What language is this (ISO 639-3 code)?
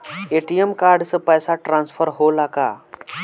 bho